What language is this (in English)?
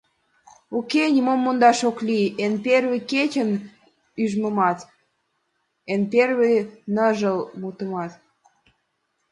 Mari